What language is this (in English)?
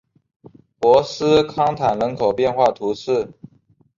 Chinese